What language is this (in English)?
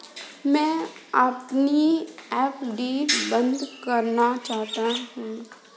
Hindi